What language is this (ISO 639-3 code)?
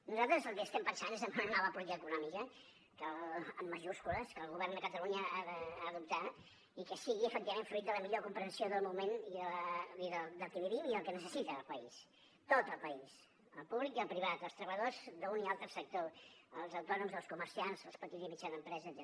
cat